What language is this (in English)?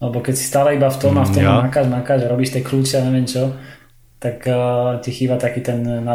Slovak